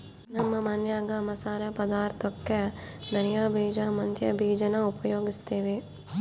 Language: Kannada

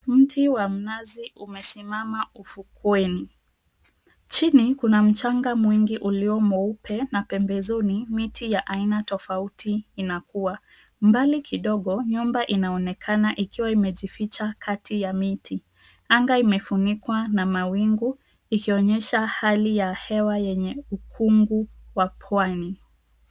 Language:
Swahili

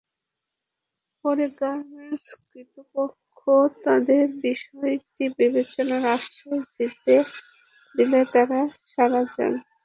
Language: Bangla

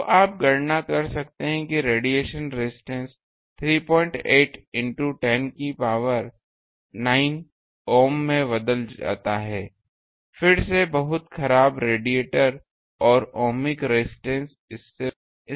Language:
Hindi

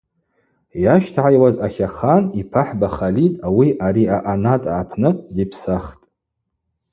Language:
Abaza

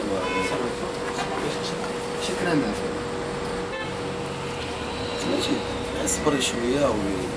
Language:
Arabic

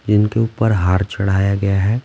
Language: Hindi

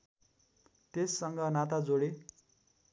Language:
Nepali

